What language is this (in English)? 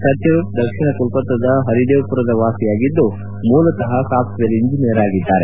Kannada